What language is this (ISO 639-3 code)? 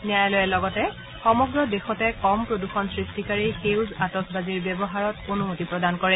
asm